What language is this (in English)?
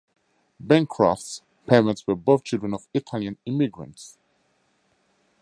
English